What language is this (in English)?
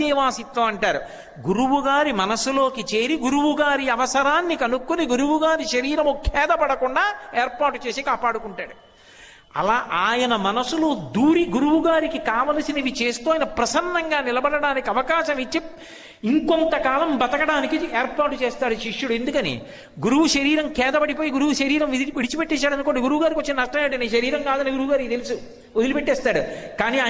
Telugu